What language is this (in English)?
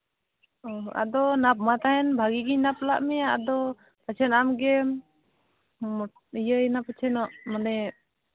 Santali